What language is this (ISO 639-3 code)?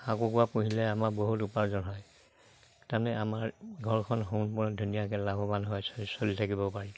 asm